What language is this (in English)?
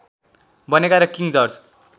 Nepali